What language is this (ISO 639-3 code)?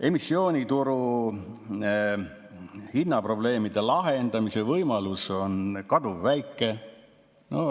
est